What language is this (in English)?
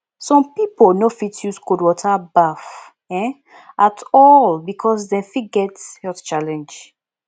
Nigerian Pidgin